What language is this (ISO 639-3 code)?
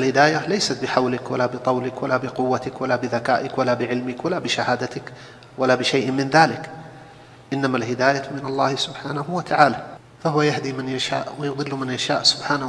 ara